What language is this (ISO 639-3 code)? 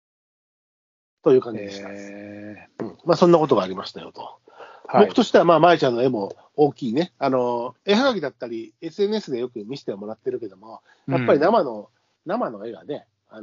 jpn